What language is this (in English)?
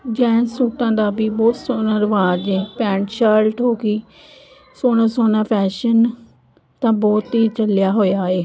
Punjabi